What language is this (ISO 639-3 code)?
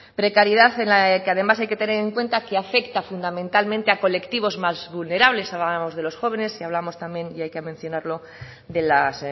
spa